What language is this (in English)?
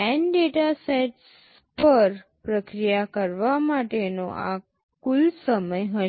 Gujarati